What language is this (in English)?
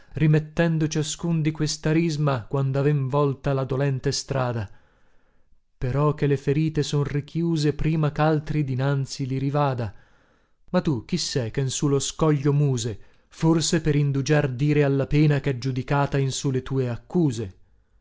Italian